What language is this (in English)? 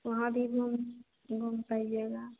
Hindi